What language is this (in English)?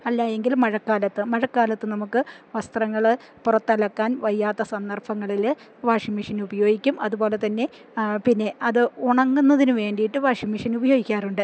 Malayalam